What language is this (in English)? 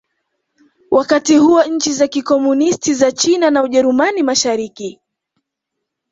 Swahili